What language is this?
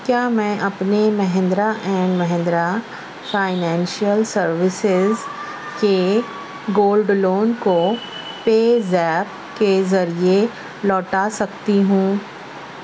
Urdu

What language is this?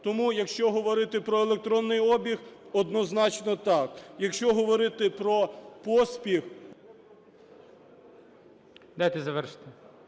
Ukrainian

